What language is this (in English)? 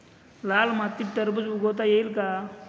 Marathi